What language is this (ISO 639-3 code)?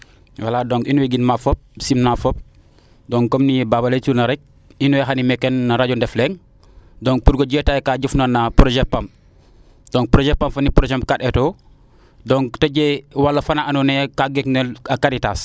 srr